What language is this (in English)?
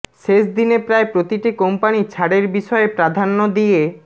Bangla